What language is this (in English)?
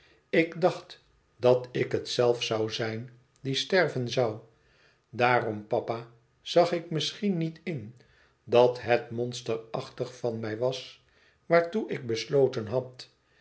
Dutch